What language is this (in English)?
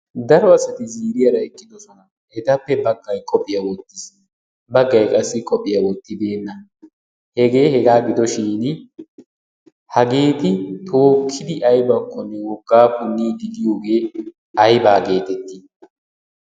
Wolaytta